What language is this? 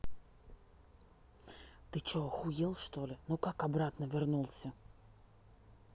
Russian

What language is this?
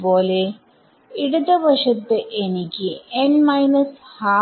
Malayalam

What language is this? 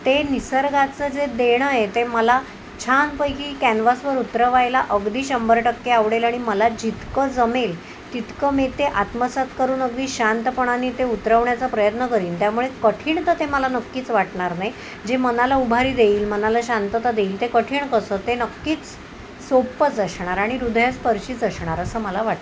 Marathi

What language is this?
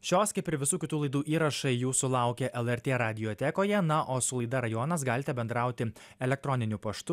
Lithuanian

